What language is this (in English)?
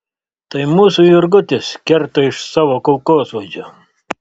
Lithuanian